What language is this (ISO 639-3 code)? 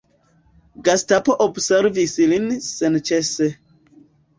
epo